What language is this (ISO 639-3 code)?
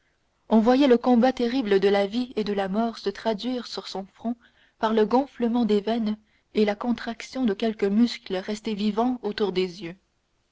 fra